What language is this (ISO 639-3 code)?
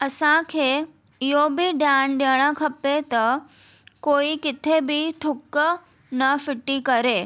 snd